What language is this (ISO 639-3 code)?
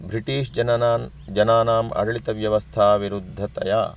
san